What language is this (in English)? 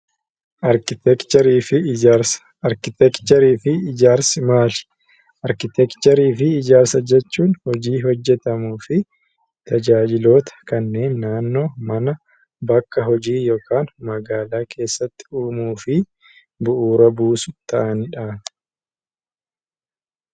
Oromo